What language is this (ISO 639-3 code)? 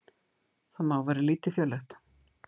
isl